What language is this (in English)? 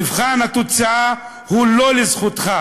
Hebrew